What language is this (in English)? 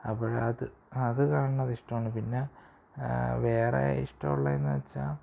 Malayalam